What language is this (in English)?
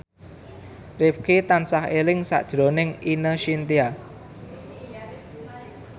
Javanese